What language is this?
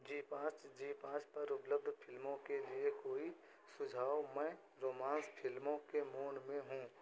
Hindi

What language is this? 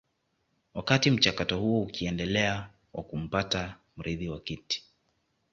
Swahili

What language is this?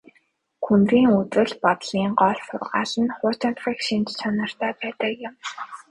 Mongolian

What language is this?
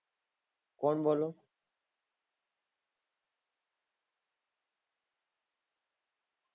Gujarati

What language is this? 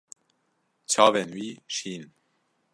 Kurdish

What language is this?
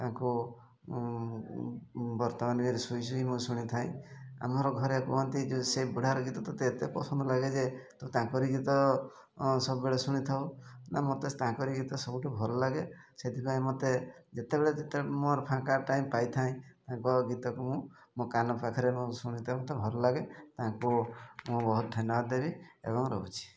Odia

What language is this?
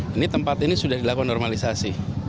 Indonesian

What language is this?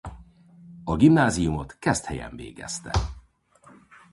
Hungarian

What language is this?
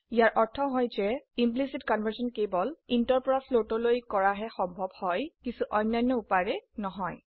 Assamese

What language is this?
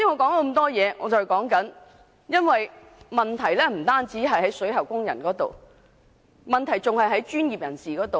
Cantonese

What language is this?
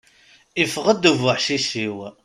Kabyle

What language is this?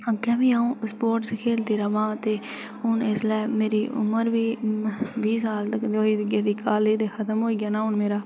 Dogri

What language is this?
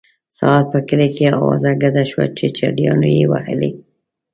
Pashto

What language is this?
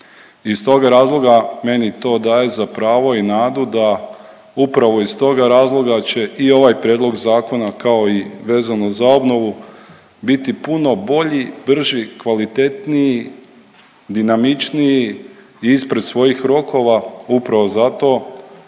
Croatian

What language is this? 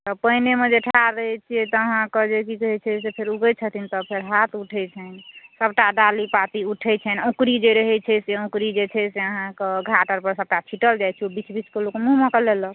Maithili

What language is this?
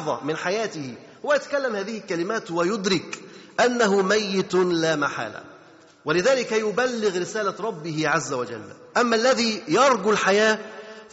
Arabic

